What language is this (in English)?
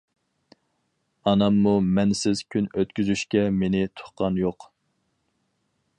Uyghur